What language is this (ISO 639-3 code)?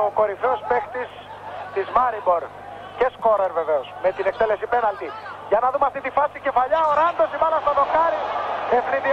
ell